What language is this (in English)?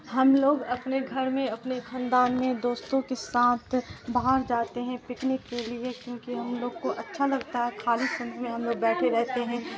Urdu